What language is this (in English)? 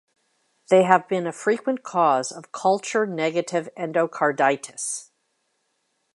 English